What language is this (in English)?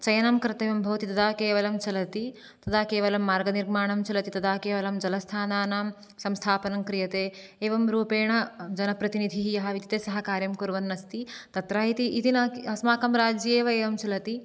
Sanskrit